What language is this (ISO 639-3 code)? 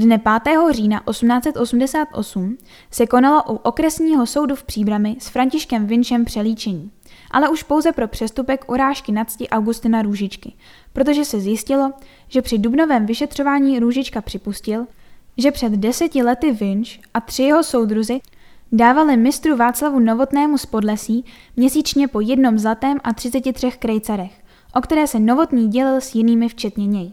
ces